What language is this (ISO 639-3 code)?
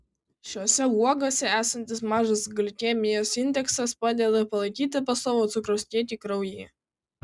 lit